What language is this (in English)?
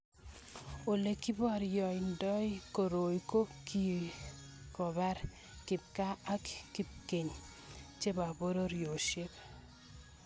Kalenjin